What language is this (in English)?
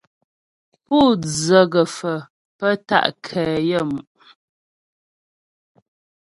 Ghomala